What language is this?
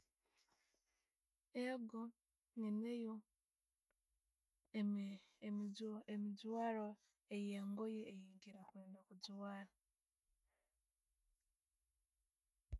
Tooro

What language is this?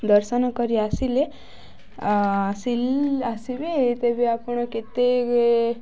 Odia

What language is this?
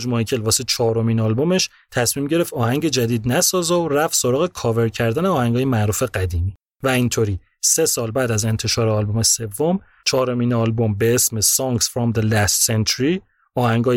Persian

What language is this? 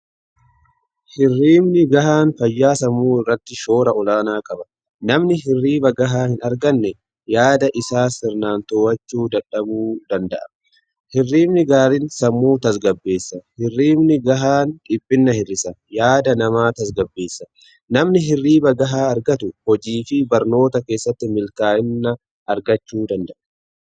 Oromo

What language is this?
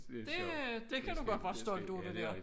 Danish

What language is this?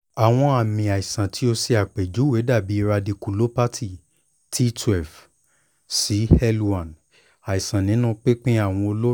Yoruba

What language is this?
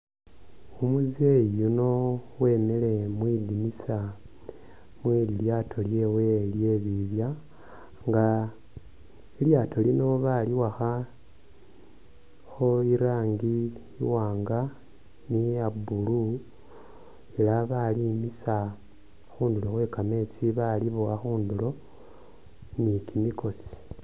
Masaaba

